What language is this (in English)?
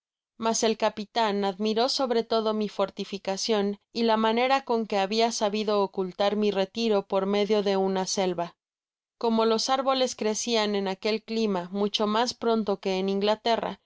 Spanish